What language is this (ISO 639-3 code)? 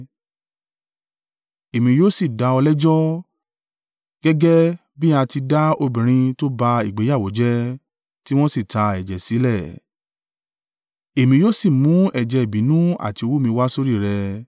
yor